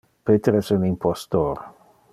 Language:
Interlingua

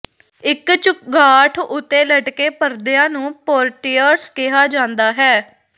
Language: Punjabi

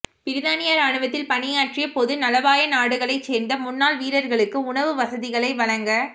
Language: Tamil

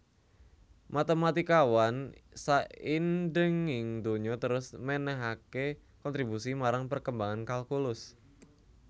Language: Javanese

